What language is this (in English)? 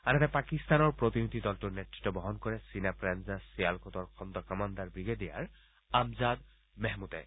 Assamese